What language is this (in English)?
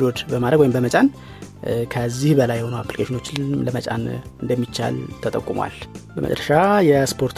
Amharic